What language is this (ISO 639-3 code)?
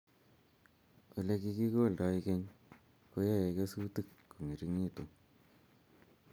kln